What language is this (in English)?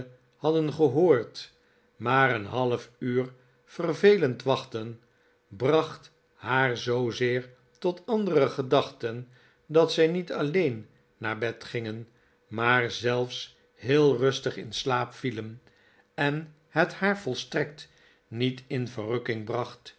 Dutch